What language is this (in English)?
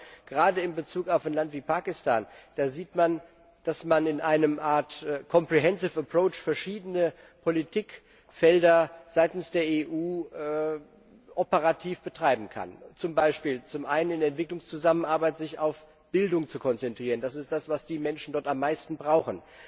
German